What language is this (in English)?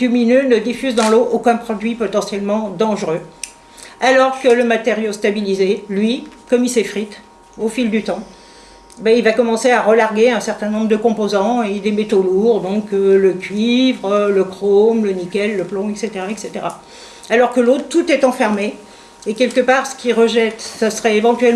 French